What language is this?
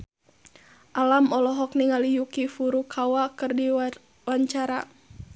Sundanese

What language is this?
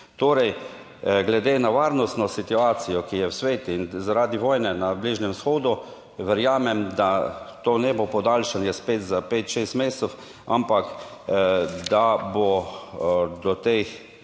Slovenian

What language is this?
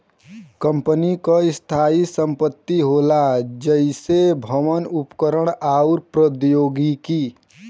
Bhojpuri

